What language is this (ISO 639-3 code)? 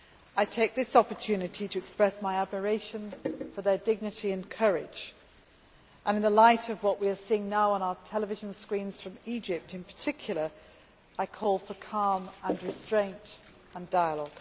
eng